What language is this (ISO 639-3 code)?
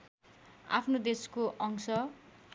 nep